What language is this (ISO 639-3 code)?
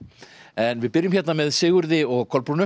isl